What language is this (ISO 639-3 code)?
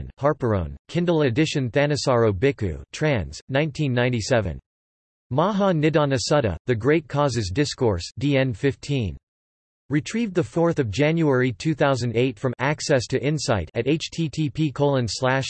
eng